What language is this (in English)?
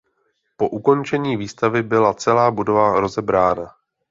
Czech